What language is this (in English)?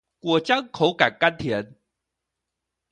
Chinese